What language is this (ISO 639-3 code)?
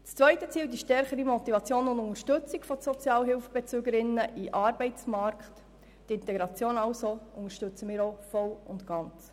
gsw